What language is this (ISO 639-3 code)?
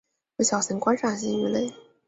zho